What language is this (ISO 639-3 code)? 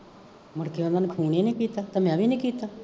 pan